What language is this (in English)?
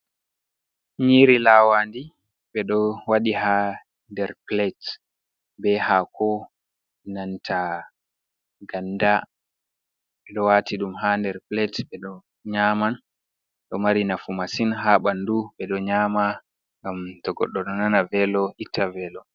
Fula